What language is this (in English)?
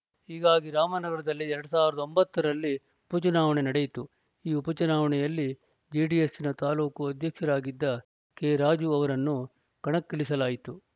Kannada